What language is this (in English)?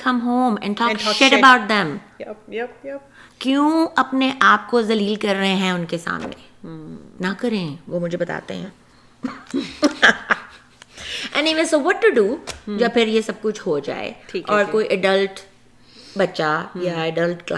Urdu